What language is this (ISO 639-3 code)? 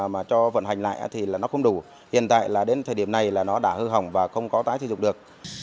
vie